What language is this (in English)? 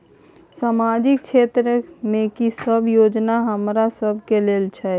Maithili